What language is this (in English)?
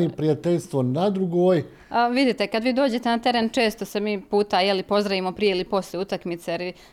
Croatian